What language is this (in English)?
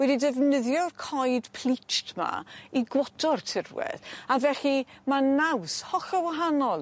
Welsh